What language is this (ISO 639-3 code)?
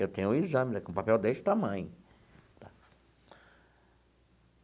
por